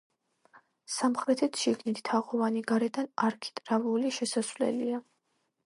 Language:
Georgian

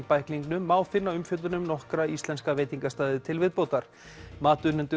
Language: Icelandic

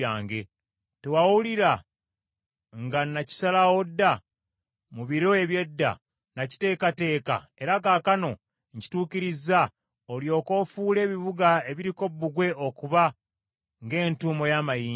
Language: Ganda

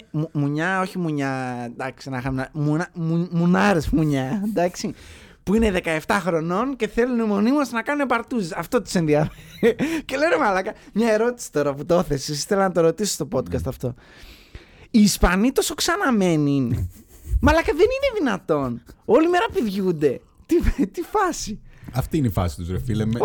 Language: Greek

